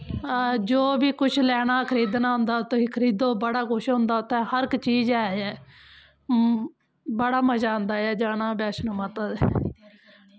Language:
Dogri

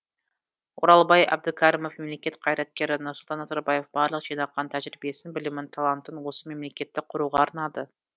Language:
Kazakh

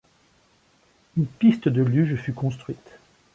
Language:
French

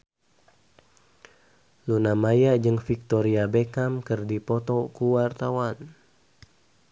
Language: Sundanese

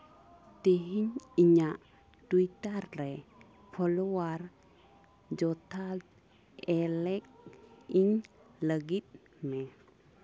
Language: Santali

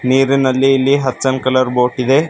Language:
Kannada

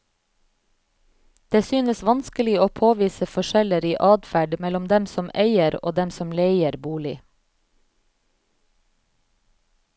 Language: Norwegian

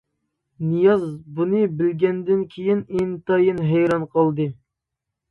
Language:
Uyghur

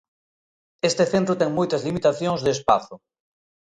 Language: Galician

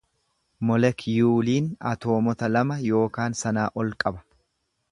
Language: Oromo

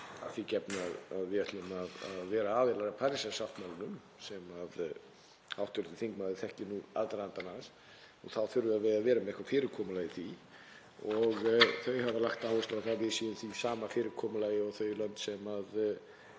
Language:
Icelandic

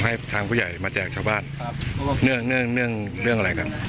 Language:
Thai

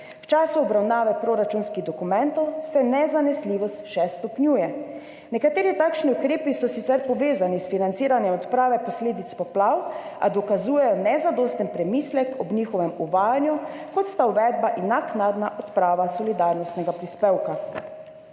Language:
Slovenian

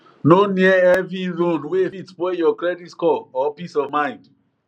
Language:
Nigerian Pidgin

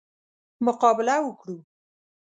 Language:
Pashto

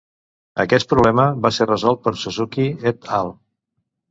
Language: Catalan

